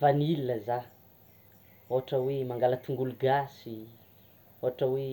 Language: Tsimihety Malagasy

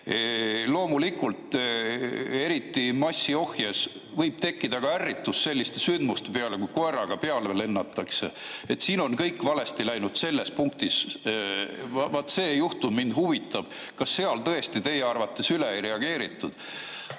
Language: Estonian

